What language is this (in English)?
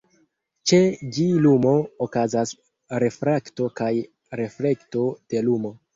Esperanto